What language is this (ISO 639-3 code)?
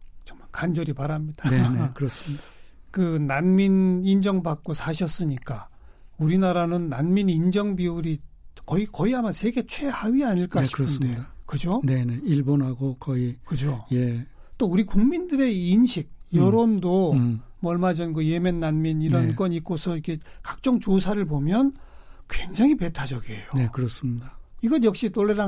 kor